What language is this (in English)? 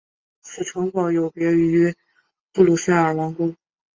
Chinese